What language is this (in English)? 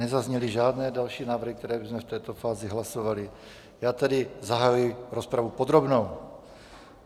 Czech